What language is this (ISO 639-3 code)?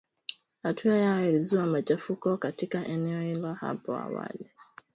swa